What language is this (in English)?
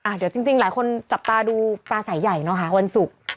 Thai